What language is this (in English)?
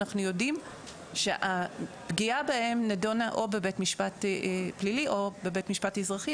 Hebrew